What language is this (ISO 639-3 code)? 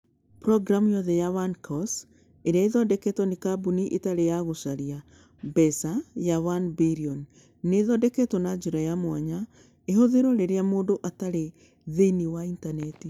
kik